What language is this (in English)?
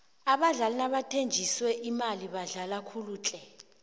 South Ndebele